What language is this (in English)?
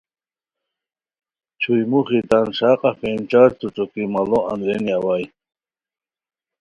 Khowar